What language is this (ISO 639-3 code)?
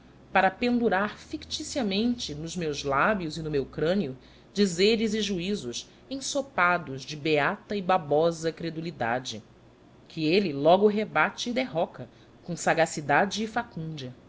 por